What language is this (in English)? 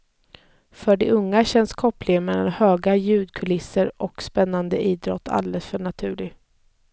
Swedish